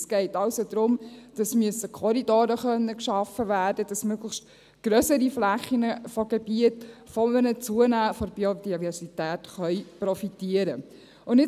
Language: Swiss German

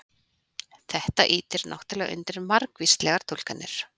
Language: Icelandic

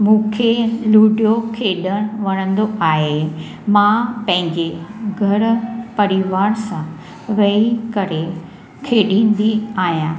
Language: Sindhi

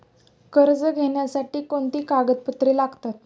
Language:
Marathi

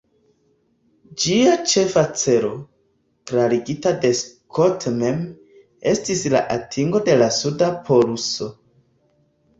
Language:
Esperanto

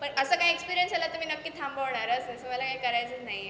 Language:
Marathi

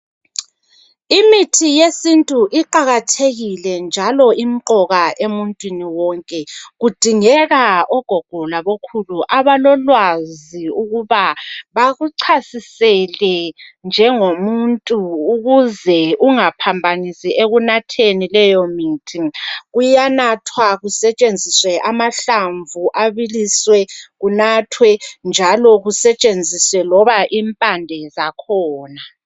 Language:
North Ndebele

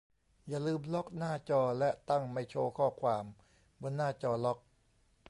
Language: Thai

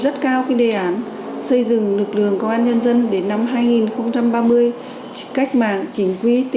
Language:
Vietnamese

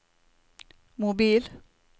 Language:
Norwegian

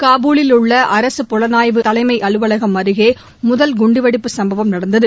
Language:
Tamil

